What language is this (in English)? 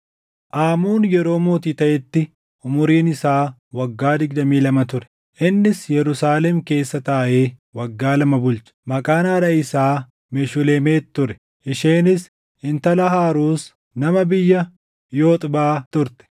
Oromo